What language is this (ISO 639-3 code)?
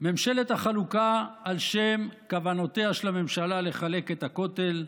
heb